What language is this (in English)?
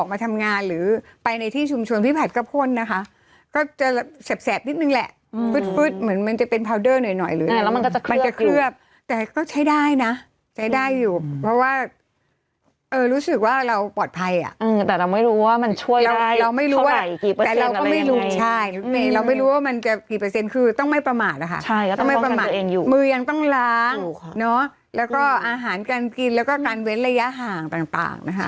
Thai